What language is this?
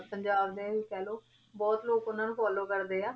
Punjabi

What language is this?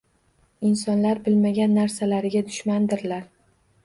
Uzbek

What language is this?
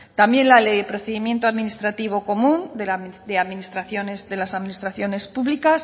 Spanish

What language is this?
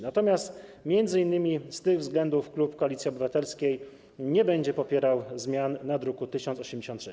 Polish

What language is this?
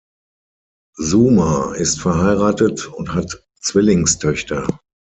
German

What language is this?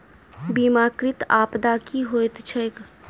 Maithili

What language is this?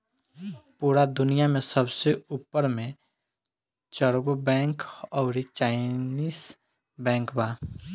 Bhojpuri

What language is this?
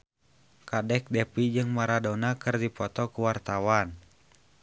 Sundanese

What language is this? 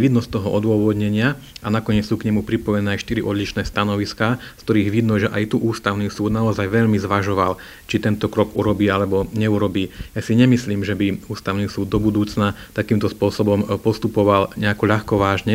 Slovak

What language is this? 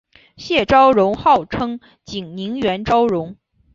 Chinese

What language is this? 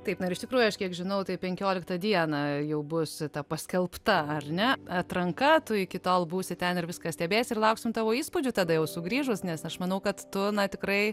Lithuanian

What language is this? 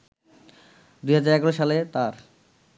Bangla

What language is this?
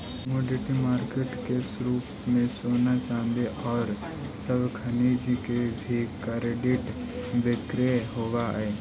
Magahi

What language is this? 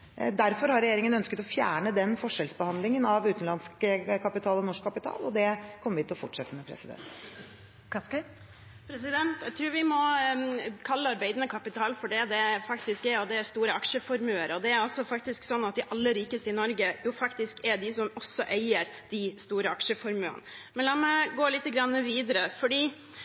Norwegian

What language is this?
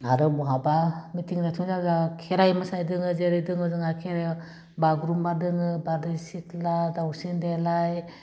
Bodo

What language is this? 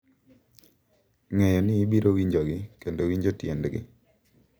Luo (Kenya and Tanzania)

